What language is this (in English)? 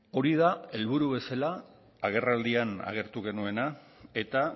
Basque